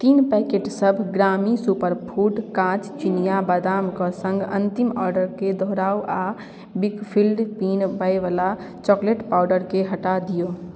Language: Maithili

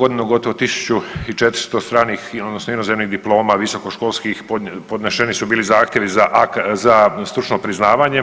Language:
Croatian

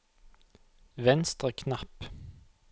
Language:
Norwegian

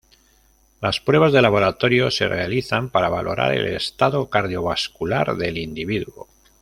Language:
Spanish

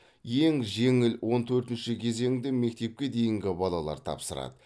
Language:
Kazakh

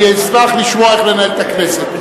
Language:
Hebrew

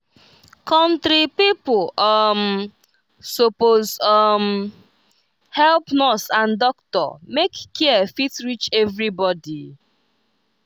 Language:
Nigerian Pidgin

